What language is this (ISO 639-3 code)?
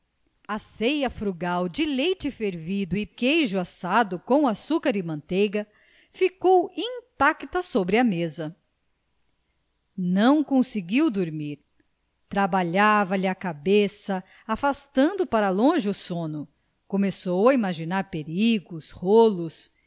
por